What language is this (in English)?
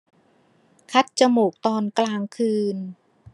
Thai